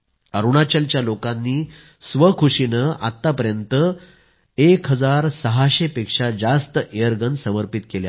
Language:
Marathi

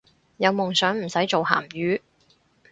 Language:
Cantonese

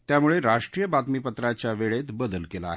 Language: Marathi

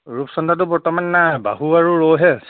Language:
Assamese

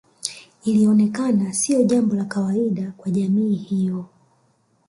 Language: Swahili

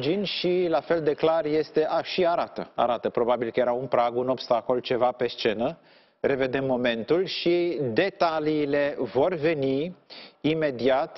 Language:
Romanian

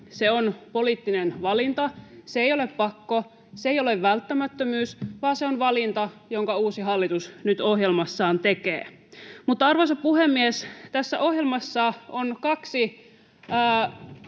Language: Finnish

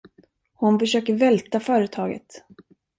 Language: Swedish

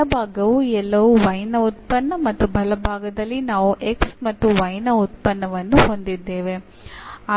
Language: Kannada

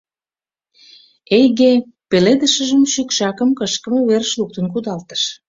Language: Mari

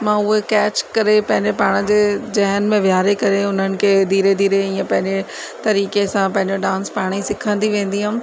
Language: Sindhi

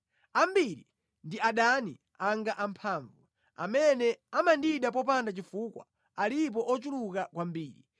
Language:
Nyanja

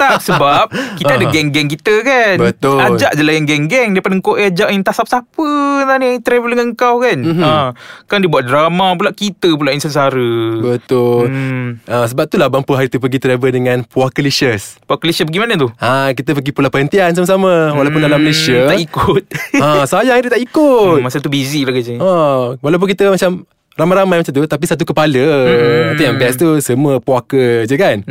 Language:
Malay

